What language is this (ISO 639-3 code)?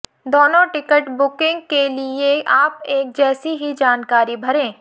hin